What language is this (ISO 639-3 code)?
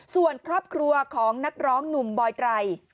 tha